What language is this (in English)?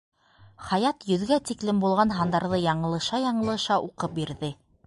Bashkir